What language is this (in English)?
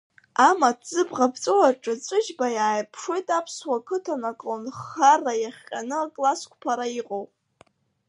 Abkhazian